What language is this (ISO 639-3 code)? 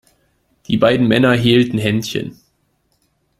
deu